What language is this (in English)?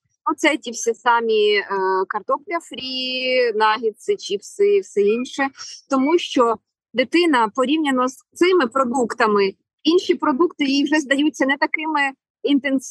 Ukrainian